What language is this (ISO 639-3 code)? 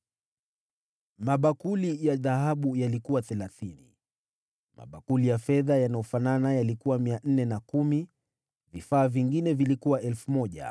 swa